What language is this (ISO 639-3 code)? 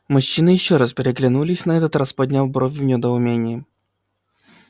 rus